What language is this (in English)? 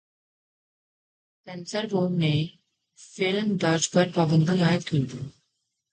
Urdu